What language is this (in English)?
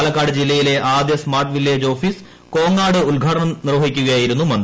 Malayalam